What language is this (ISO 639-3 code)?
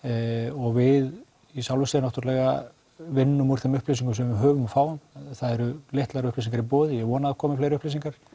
isl